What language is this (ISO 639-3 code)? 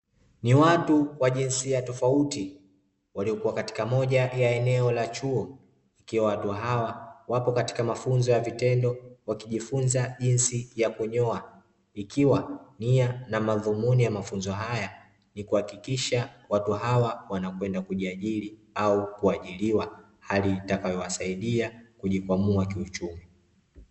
swa